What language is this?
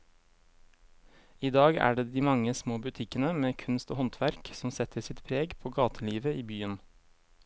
Norwegian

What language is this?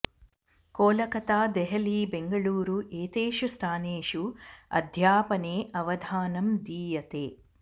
Sanskrit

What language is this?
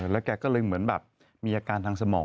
Thai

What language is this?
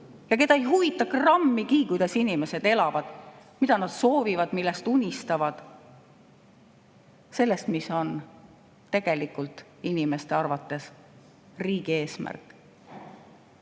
Estonian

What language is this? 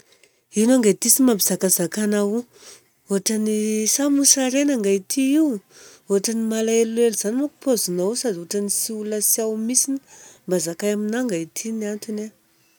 Southern Betsimisaraka Malagasy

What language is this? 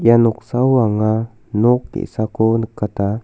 Garo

